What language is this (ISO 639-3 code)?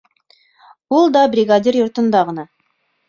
bak